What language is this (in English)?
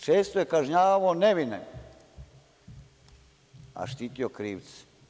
Serbian